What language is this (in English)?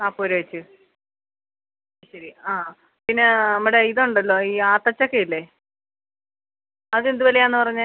Malayalam